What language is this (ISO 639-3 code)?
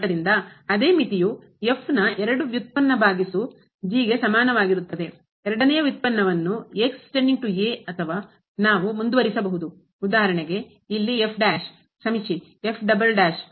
kan